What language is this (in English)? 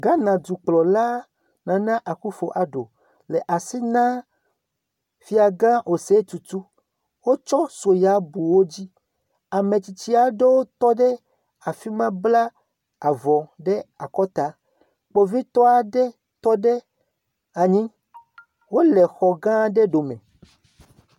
Ewe